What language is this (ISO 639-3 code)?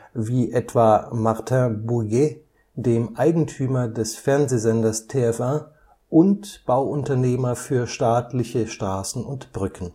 deu